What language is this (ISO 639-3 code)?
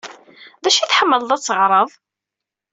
kab